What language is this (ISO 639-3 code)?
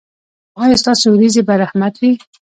pus